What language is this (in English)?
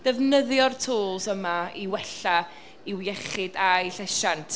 Welsh